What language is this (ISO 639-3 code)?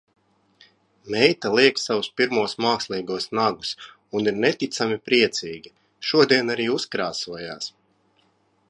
lav